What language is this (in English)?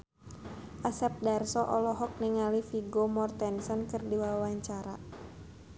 Sundanese